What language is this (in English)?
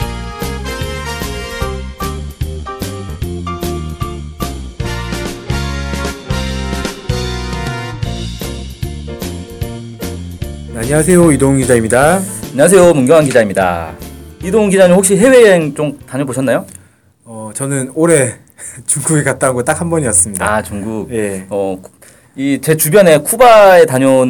Korean